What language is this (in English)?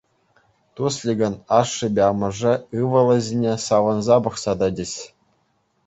Chuvash